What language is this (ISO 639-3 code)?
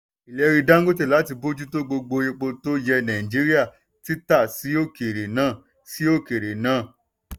yor